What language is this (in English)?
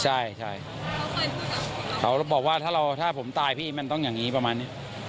Thai